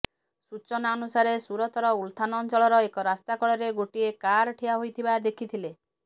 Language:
Odia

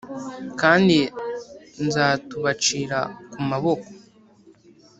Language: Kinyarwanda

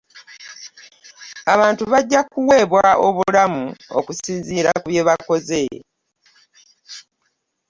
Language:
Ganda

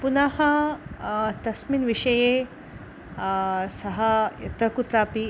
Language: Sanskrit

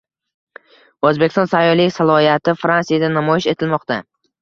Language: Uzbek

